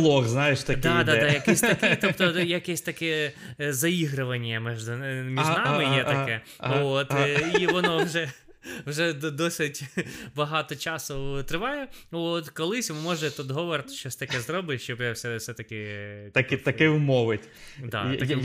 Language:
Ukrainian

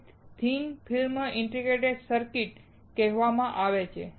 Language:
Gujarati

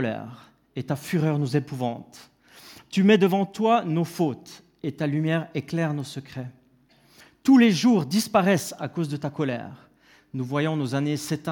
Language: French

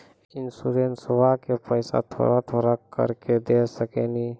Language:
Maithili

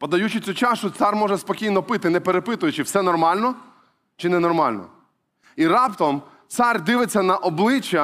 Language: Ukrainian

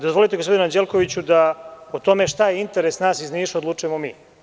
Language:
Serbian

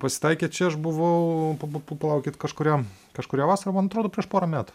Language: Lithuanian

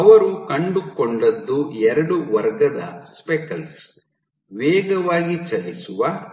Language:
Kannada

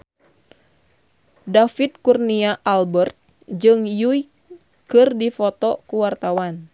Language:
Sundanese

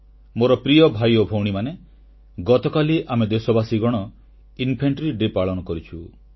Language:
Odia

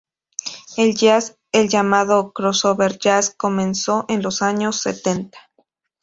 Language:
Spanish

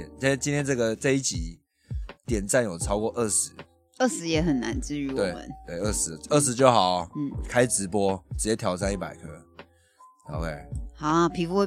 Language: Chinese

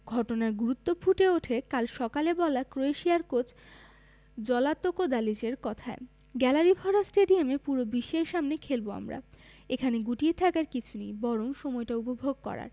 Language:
Bangla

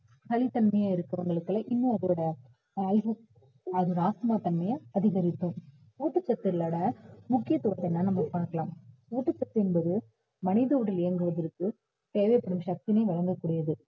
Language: Tamil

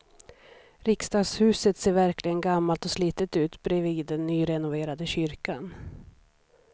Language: Swedish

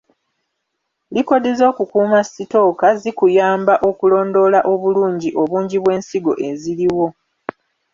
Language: Ganda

